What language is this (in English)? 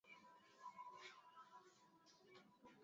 Swahili